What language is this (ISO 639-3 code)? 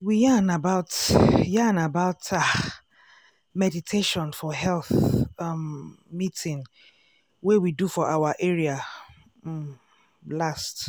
pcm